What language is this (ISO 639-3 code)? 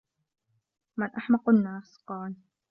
ara